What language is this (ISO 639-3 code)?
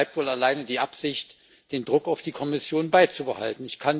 deu